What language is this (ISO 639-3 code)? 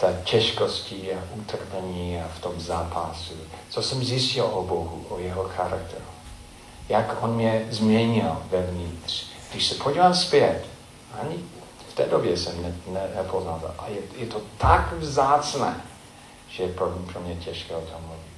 ces